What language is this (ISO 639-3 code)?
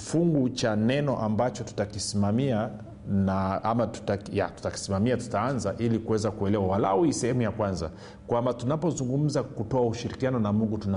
swa